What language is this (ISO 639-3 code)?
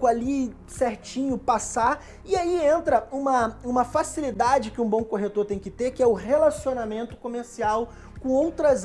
por